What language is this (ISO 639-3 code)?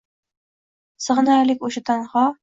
uzb